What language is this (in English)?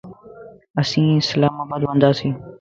Lasi